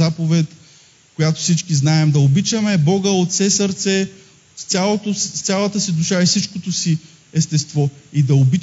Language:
Bulgarian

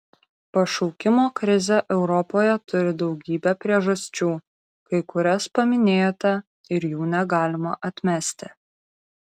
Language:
Lithuanian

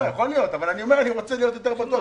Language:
Hebrew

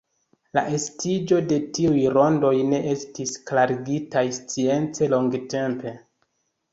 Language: Esperanto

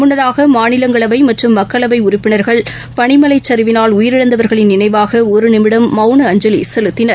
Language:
Tamil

